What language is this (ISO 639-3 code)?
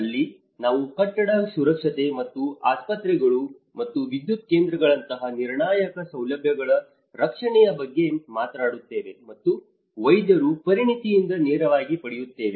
kan